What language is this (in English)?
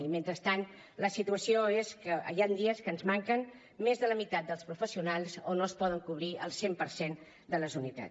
Catalan